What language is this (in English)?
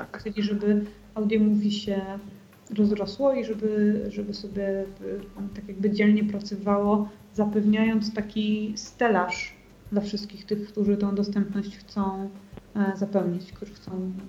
Polish